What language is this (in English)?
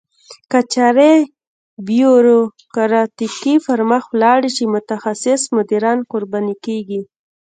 Pashto